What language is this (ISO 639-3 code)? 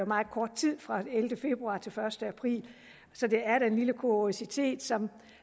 dan